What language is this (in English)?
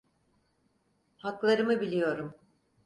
Turkish